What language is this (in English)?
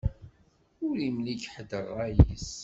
Kabyle